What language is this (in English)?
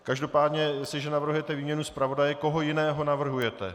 Czech